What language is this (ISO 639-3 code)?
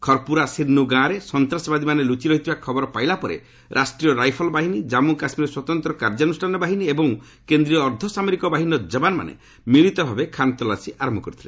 ori